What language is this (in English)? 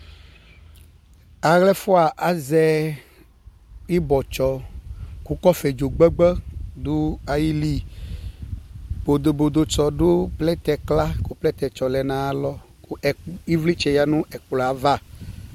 Ikposo